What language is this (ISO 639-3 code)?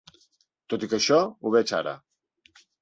cat